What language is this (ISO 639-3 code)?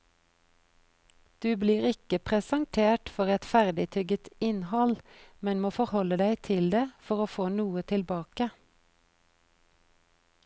nor